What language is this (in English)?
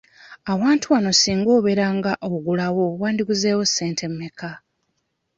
Ganda